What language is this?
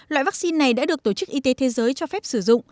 Vietnamese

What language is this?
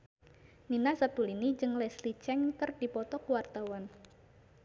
Sundanese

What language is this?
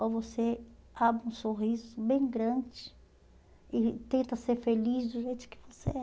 Portuguese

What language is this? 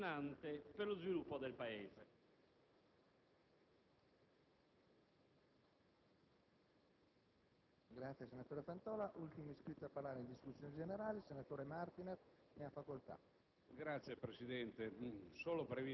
Italian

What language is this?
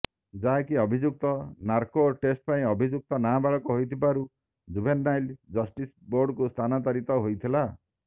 Odia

